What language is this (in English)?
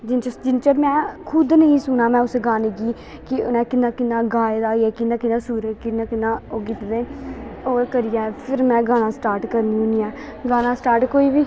Dogri